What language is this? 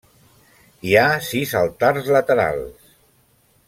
Catalan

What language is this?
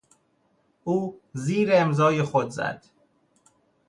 Persian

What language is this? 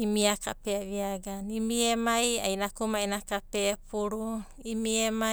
Abadi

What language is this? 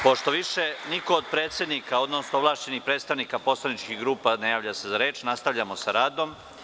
Serbian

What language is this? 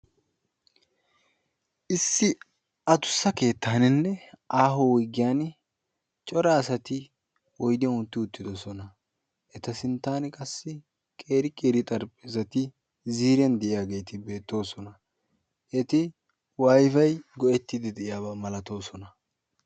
Wolaytta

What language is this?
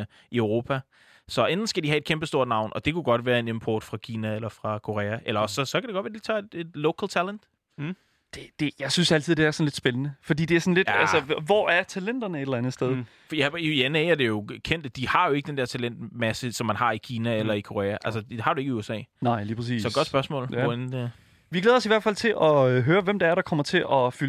Danish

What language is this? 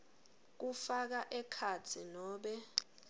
Swati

